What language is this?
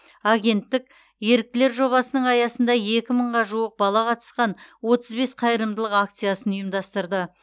Kazakh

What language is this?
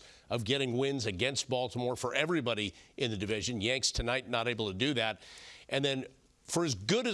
English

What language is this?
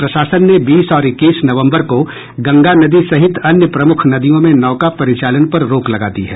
Hindi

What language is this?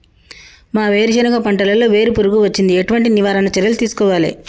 Telugu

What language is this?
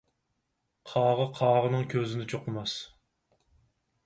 Uyghur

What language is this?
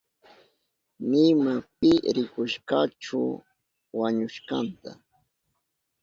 Southern Pastaza Quechua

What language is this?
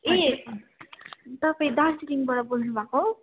Nepali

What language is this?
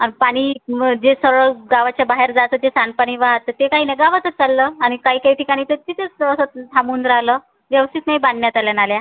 Marathi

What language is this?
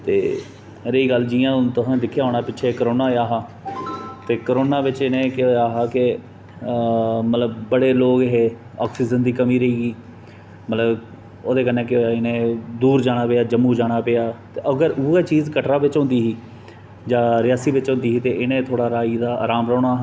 Dogri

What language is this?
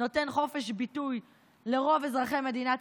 Hebrew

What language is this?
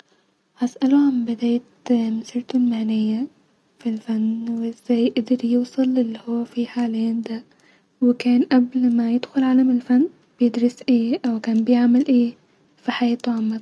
Egyptian Arabic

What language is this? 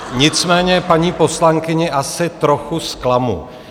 Czech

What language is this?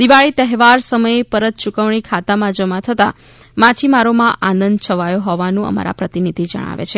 Gujarati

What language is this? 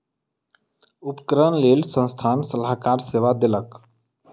Maithili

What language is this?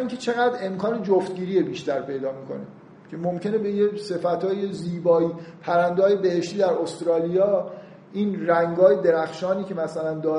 Persian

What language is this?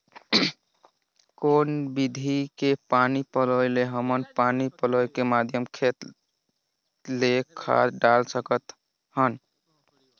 Chhattisgarhi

